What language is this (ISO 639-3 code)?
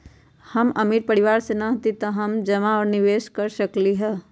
mag